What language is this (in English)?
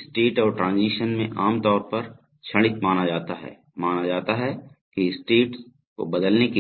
Hindi